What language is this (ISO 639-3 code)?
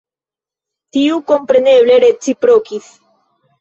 epo